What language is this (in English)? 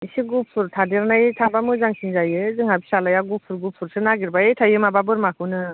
Bodo